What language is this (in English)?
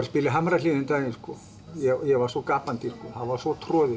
Icelandic